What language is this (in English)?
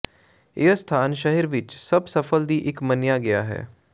Punjabi